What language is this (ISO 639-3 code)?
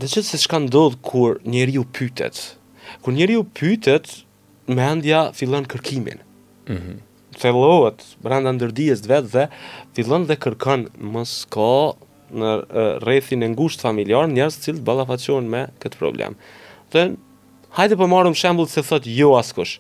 ron